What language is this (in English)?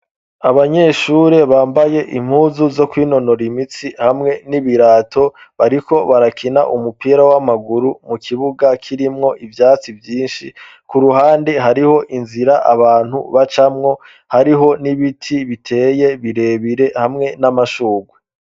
Rundi